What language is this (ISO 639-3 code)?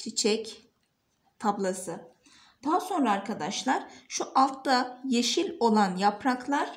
tur